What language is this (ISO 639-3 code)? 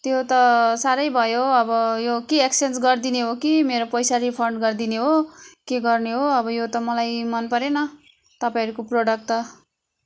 nep